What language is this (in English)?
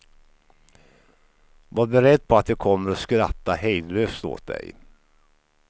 Swedish